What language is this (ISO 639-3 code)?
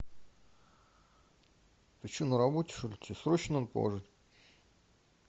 rus